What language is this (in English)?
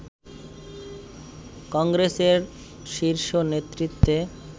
Bangla